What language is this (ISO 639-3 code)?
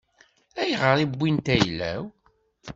kab